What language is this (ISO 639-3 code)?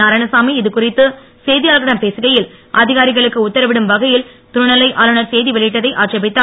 tam